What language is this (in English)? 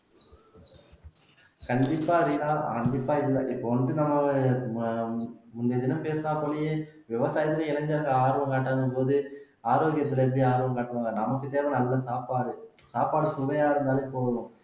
Tamil